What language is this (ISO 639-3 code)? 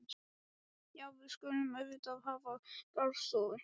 isl